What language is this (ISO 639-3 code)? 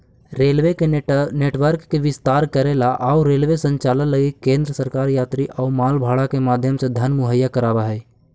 mag